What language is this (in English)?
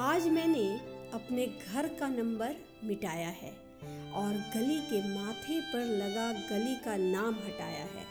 Hindi